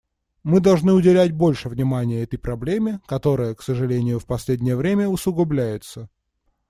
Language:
Russian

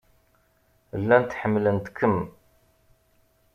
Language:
Kabyle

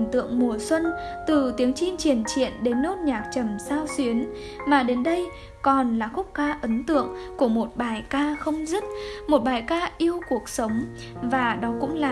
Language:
Vietnamese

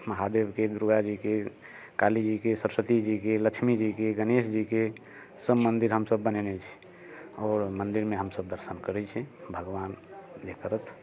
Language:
Maithili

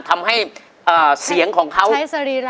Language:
Thai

